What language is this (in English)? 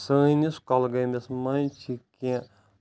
Kashmiri